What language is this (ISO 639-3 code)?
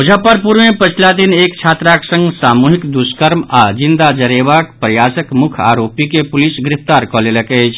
mai